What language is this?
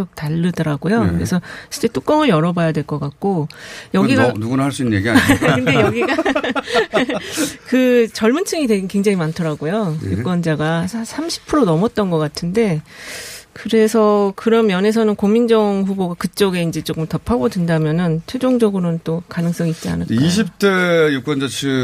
Korean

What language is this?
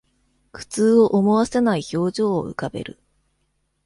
Japanese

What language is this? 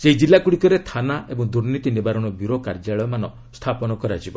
Odia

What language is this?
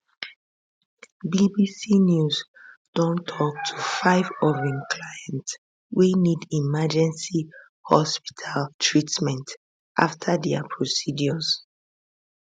Nigerian Pidgin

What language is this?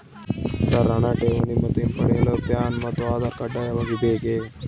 Kannada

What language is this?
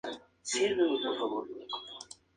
Spanish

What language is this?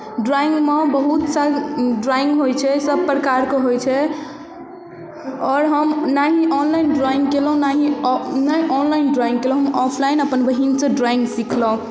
Maithili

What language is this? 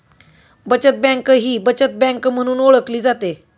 Marathi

